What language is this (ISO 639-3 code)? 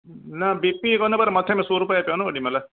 snd